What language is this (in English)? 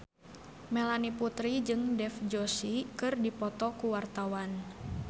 Sundanese